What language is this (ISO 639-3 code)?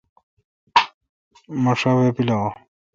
xka